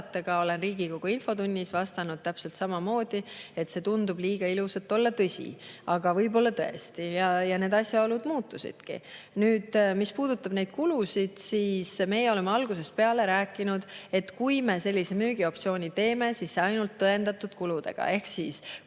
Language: Estonian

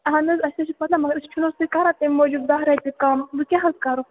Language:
Kashmiri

